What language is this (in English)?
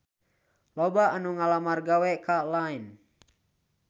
Sundanese